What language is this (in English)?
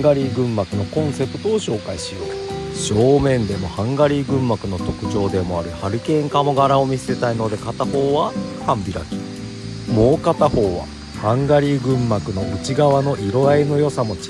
Japanese